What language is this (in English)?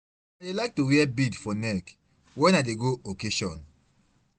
Nigerian Pidgin